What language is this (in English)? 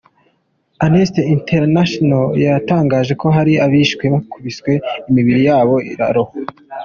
Kinyarwanda